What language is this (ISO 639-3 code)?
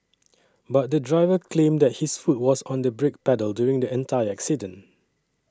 eng